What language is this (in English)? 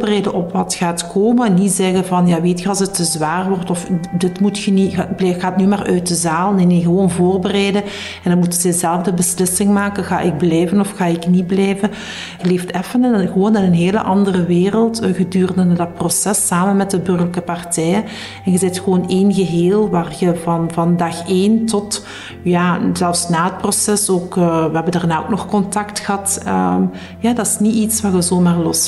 Dutch